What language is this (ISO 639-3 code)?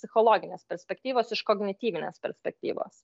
lit